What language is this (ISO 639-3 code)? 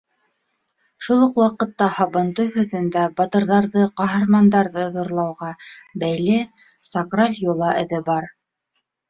bak